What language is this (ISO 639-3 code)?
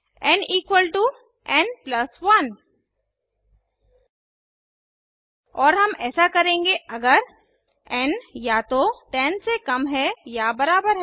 hin